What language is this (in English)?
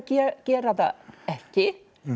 Icelandic